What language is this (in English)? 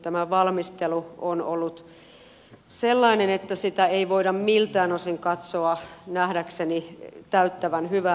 Finnish